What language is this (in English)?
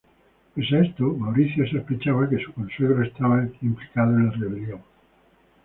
Spanish